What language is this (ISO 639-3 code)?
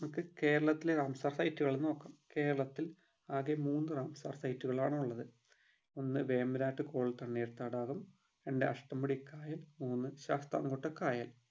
mal